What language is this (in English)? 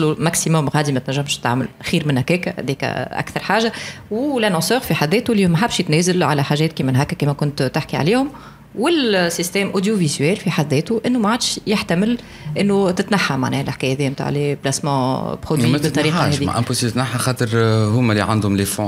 Arabic